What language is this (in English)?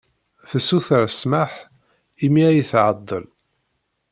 Kabyle